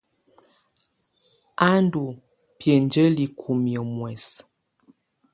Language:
Tunen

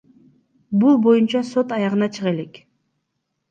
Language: Kyrgyz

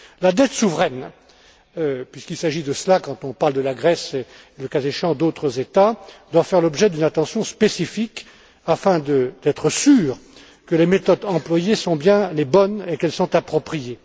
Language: French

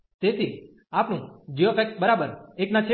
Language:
Gujarati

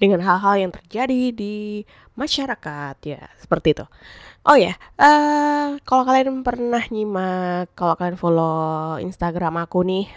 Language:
Indonesian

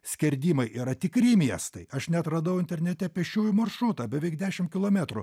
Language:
Lithuanian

